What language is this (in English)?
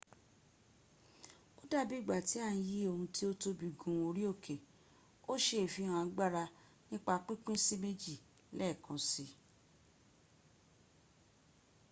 Yoruba